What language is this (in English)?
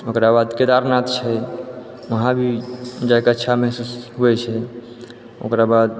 Maithili